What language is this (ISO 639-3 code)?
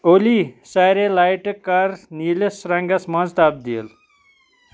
kas